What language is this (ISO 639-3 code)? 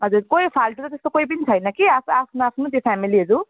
nep